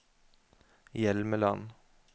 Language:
Norwegian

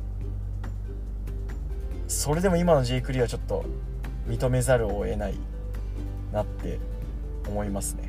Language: Japanese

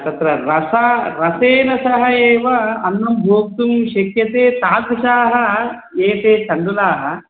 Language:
Sanskrit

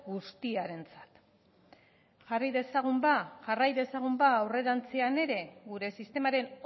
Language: Basque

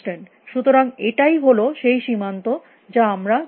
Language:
Bangla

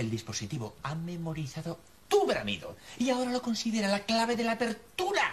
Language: Spanish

